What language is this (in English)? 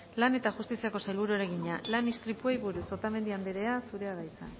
Basque